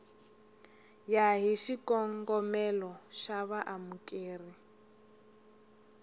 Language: Tsonga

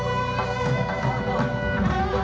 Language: Indonesian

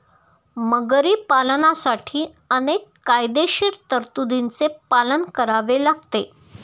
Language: Marathi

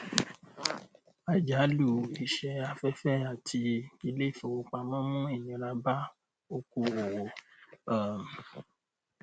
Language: Yoruba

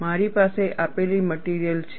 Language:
Gujarati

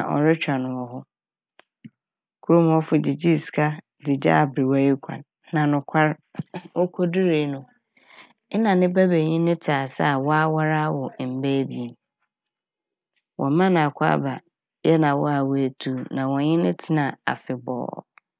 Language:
Akan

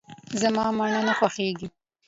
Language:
Pashto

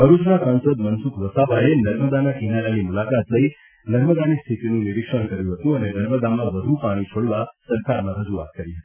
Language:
Gujarati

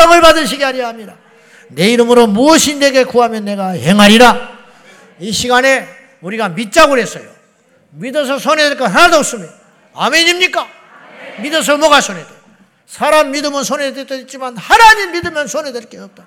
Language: Korean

